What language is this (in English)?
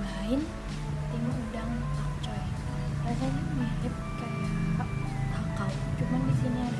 Indonesian